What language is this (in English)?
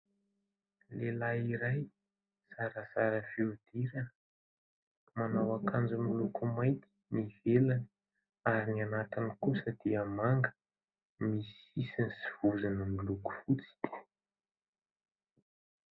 Malagasy